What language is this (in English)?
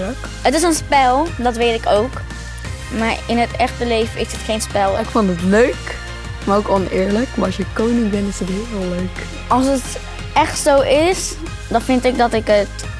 Dutch